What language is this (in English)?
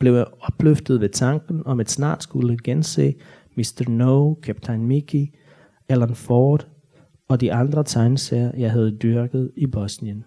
Danish